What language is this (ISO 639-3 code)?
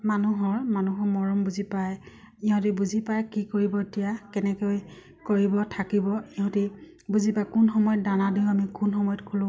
asm